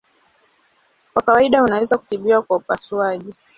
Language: Swahili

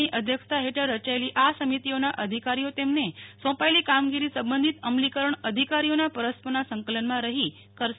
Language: Gujarati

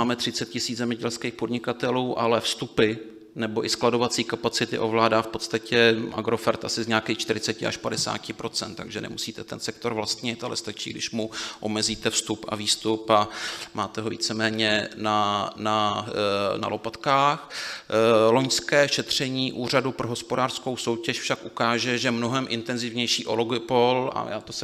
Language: Czech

